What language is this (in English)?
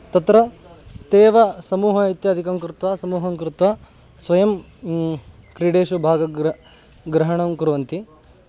Sanskrit